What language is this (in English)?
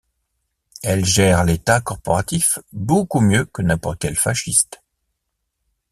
French